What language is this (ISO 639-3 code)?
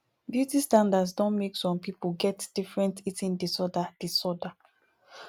pcm